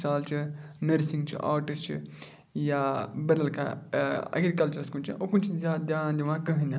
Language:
Kashmiri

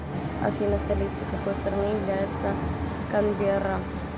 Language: Russian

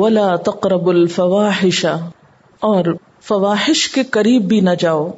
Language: Urdu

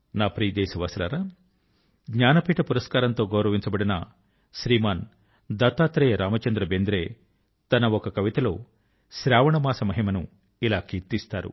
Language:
Telugu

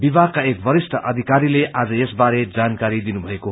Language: Nepali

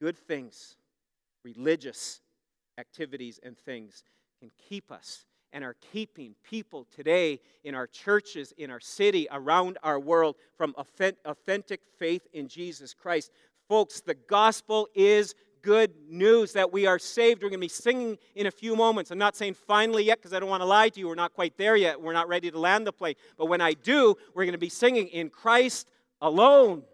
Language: English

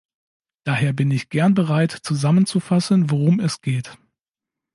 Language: German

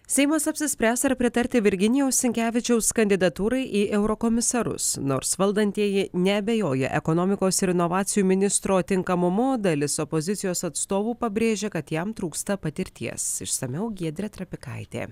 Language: Lithuanian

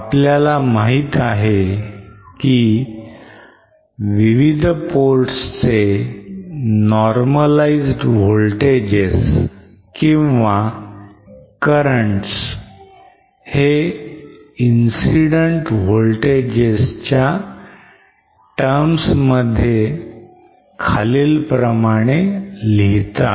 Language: Marathi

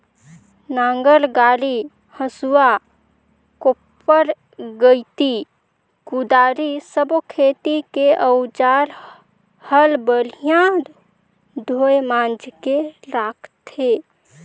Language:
Chhattisgarhi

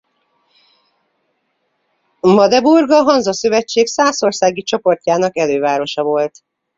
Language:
Hungarian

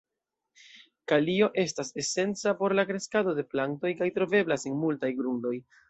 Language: Esperanto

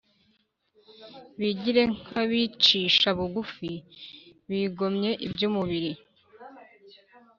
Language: Kinyarwanda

